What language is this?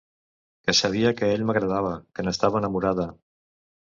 Catalan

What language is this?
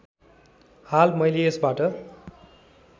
Nepali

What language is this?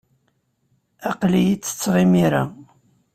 Kabyle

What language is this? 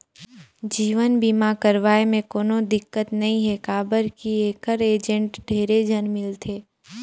Chhattisgarhi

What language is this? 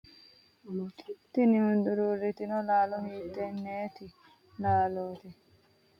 Sidamo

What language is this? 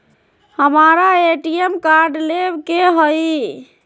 Magahi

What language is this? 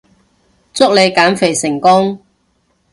Cantonese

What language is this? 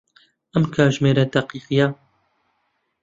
Central Kurdish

